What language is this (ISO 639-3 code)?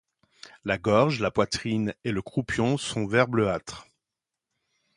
fra